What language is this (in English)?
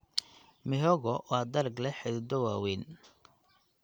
Somali